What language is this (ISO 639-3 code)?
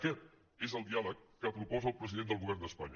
cat